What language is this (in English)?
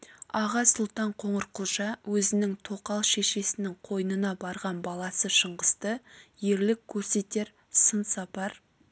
Kazakh